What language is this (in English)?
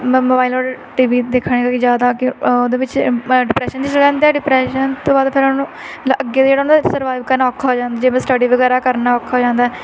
Punjabi